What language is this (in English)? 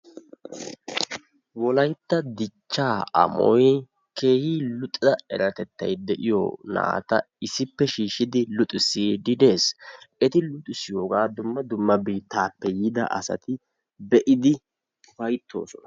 Wolaytta